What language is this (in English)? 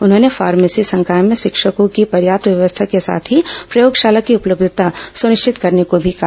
Hindi